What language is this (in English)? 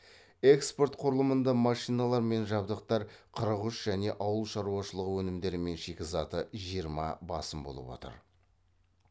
Kazakh